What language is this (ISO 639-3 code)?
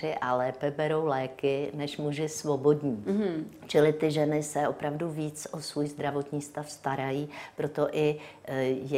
ces